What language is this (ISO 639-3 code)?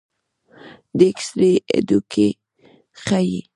pus